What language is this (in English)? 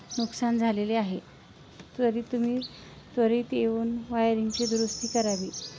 Marathi